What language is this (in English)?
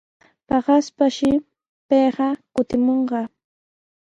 Sihuas Ancash Quechua